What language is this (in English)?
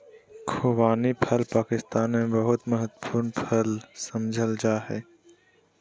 Magahi